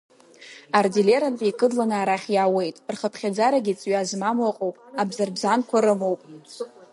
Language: Abkhazian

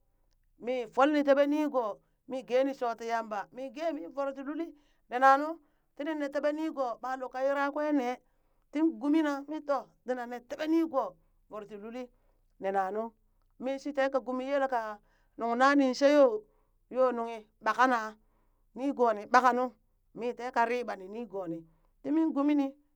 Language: Burak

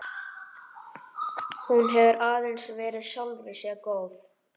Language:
Icelandic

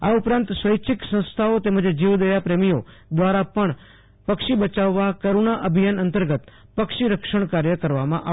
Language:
Gujarati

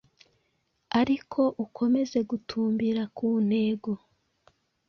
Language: Kinyarwanda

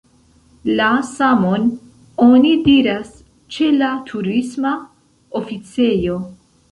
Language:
Esperanto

